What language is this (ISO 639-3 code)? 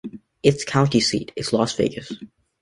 eng